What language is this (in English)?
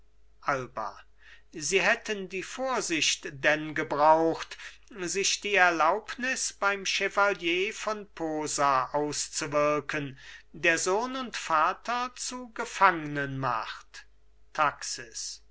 German